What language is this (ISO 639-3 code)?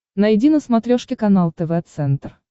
rus